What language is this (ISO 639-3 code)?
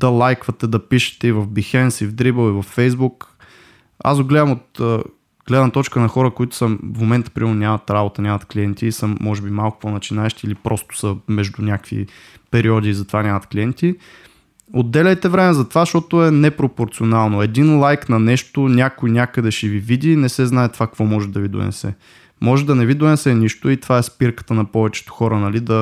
bul